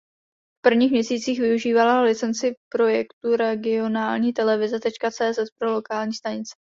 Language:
Czech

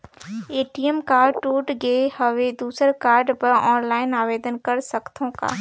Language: Chhattisgarhi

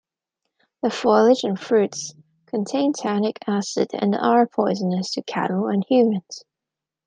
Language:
English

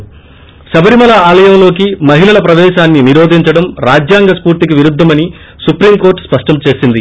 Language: Telugu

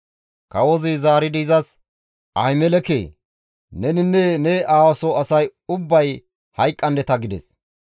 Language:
Gamo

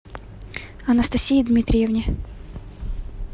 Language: Russian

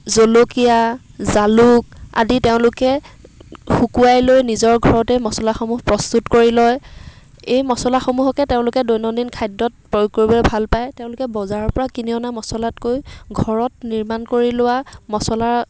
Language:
Assamese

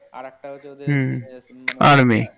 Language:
Bangla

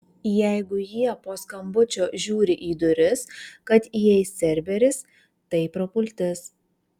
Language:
Lithuanian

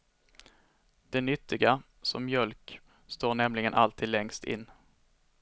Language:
Swedish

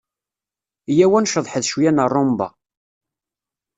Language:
Kabyle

